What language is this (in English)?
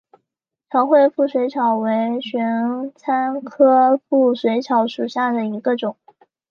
Chinese